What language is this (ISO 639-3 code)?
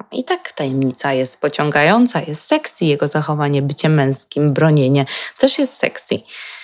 pol